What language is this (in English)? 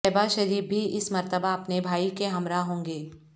Urdu